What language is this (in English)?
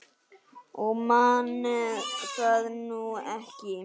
Icelandic